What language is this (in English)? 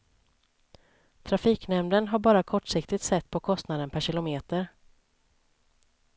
Swedish